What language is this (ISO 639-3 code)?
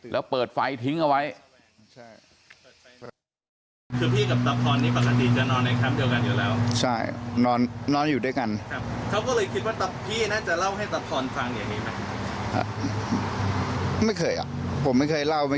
tha